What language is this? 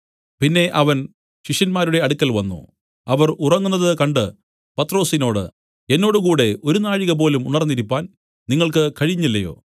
Malayalam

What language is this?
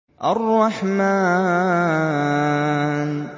Arabic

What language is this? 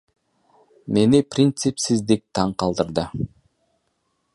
Kyrgyz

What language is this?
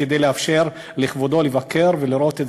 Hebrew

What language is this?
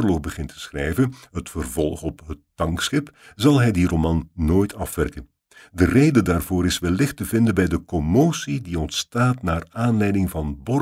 Dutch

